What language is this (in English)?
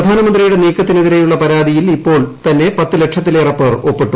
Malayalam